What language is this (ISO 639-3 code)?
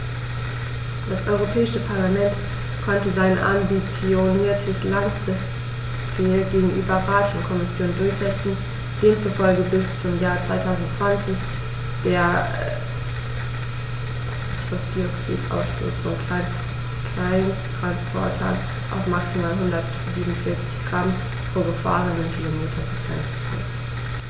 deu